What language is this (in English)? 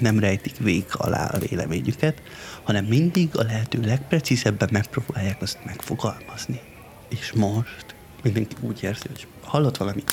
Hungarian